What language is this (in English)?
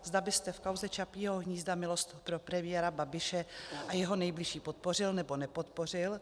Czech